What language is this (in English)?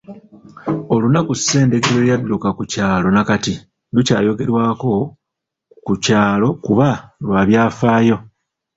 Ganda